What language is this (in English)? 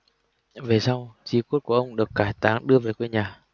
Vietnamese